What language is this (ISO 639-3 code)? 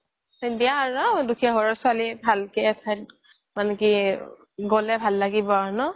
asm